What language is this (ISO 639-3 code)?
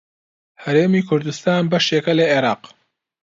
ckb